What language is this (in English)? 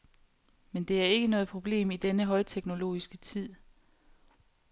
Danish